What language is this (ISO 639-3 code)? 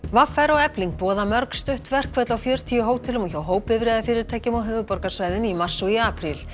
isl